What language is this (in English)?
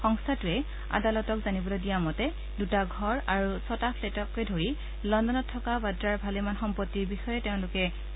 Assamese